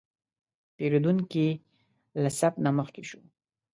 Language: Pashto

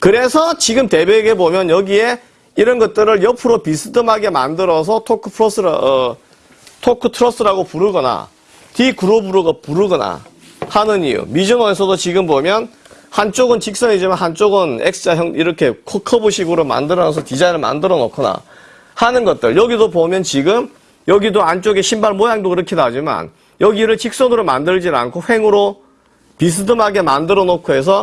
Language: Korean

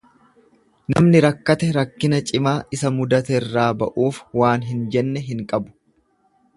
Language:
Oromo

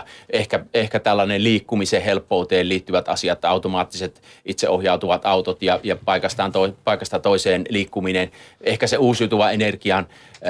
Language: Finnish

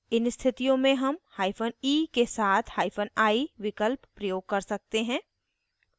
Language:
Hindi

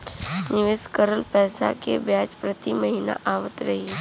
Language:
Bhojpuri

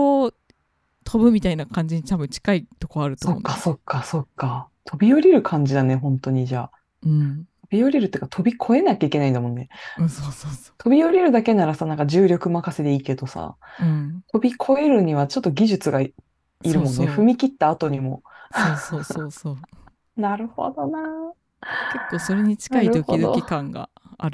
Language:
Japanese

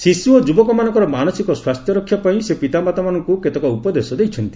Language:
Odia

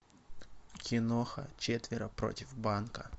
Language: Russian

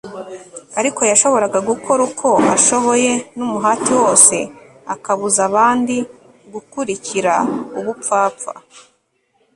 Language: Kinyarwanda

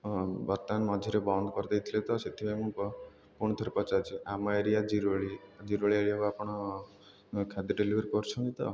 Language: Odia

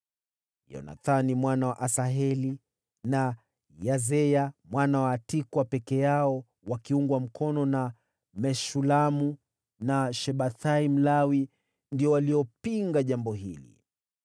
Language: Swahili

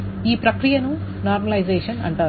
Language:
Telugu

